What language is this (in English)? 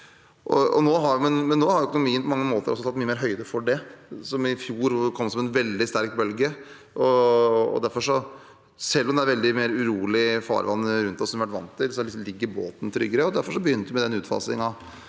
Norwegian